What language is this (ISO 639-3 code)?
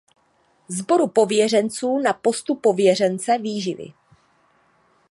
ces